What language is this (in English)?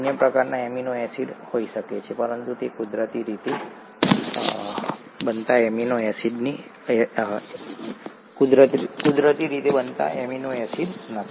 Gujarati